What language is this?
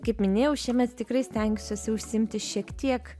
Lithuanian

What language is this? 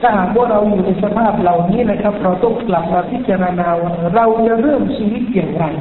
Thai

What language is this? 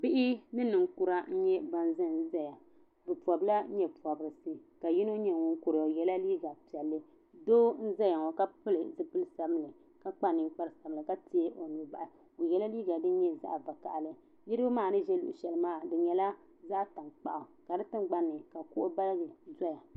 Dagbani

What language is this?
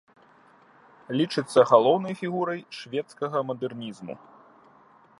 Belarusian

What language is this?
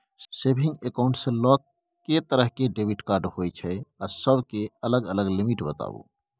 Maithili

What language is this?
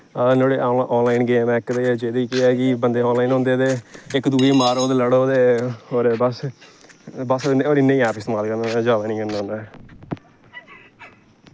Dogri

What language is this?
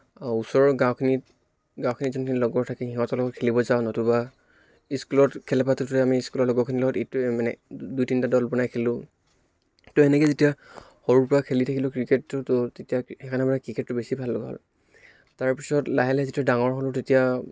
Assamese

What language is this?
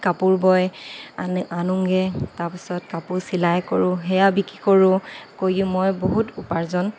Assamese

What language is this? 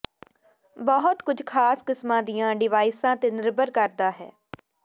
Punjabi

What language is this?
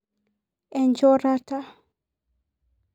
Masai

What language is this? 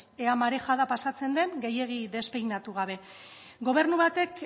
Basque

